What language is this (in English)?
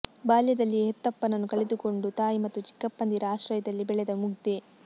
Kannada